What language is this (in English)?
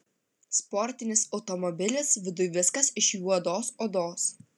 Lithuanian